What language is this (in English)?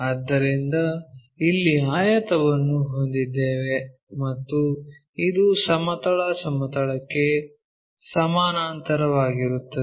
Kannada